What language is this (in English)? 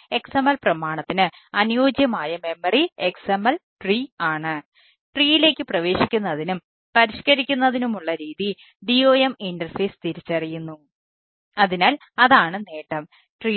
Malayalam